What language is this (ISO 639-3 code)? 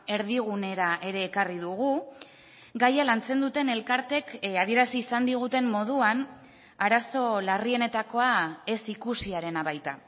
eus